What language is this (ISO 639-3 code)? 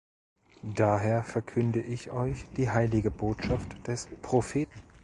deu